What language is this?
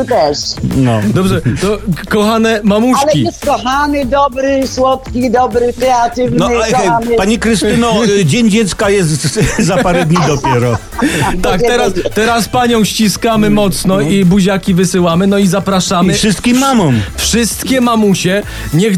Polish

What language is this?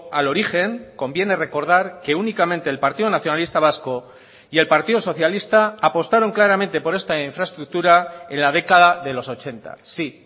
Spanish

